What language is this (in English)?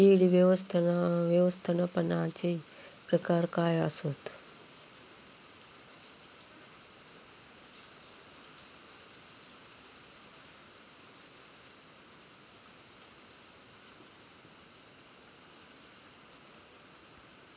Marathi